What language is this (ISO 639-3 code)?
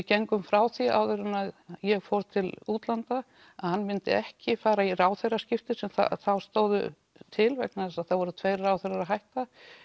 isl